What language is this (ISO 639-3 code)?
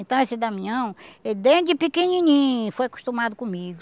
por